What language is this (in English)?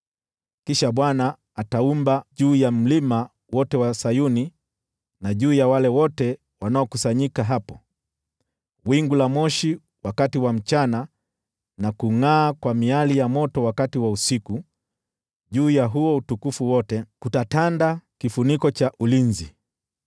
Swahili